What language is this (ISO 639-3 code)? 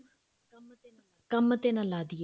pan